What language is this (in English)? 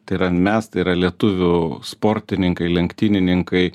Lithuanian